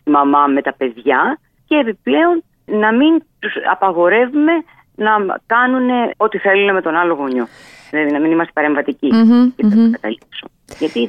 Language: Greek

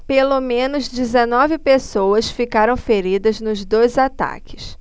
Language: Portuguese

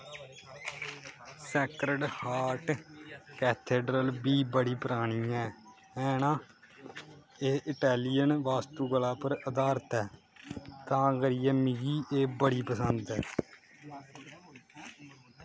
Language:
Dogri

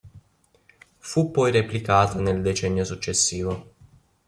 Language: Italian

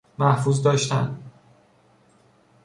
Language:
Persian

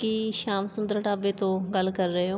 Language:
Punjabi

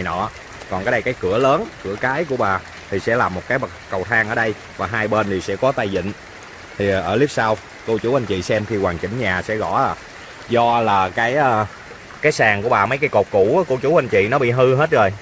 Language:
Vietnamese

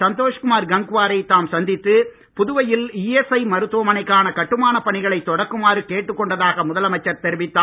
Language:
Tamil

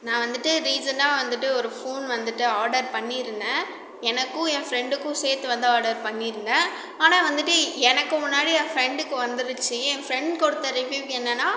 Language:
Tamil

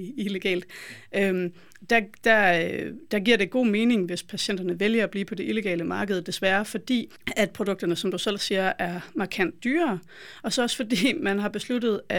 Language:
Danish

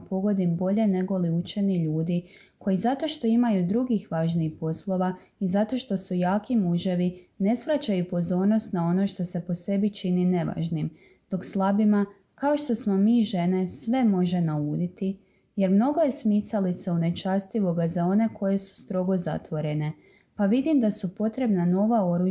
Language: Croatian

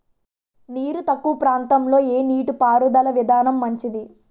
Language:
Telugu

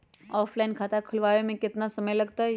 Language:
Magahi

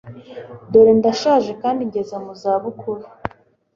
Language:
Kinyarwanda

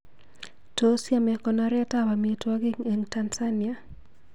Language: Kalenjin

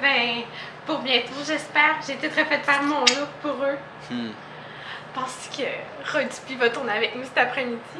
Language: French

